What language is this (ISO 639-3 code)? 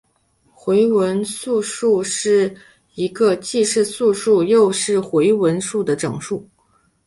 zho